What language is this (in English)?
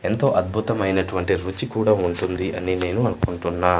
Telugu